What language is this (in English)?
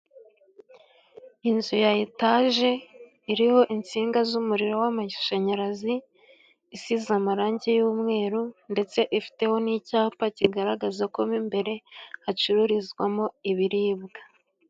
Kinyarwanda